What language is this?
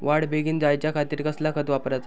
Marathi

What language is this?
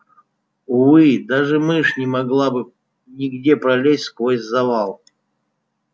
Russian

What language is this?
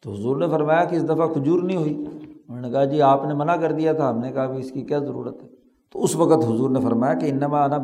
Urdu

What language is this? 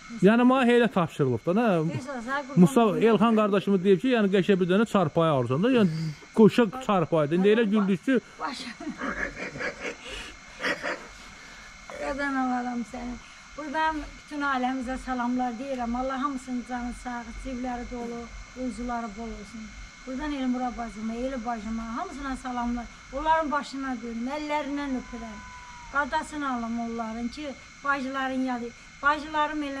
Turkish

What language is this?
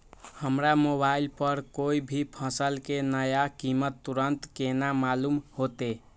Maithili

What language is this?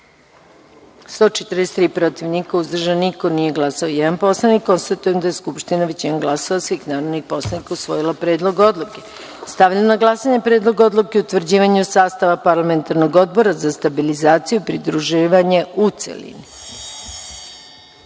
Serbian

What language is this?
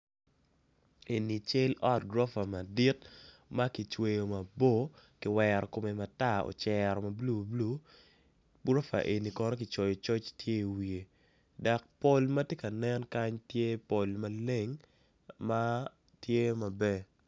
Acoli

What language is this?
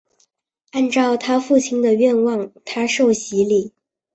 Chinese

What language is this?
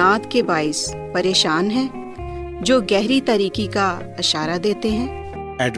Urdu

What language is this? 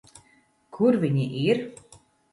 Latvian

